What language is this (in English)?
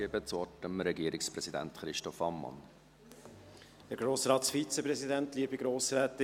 Swiss German